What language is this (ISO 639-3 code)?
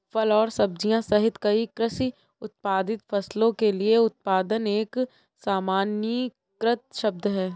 hin